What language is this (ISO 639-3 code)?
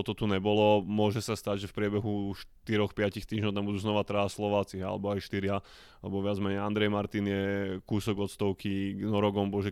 slk